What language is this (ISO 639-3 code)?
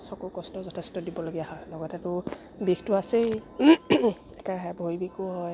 asm